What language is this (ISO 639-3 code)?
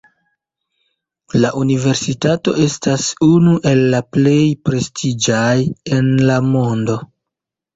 epo